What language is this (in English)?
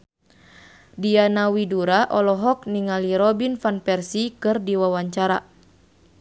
Sundanese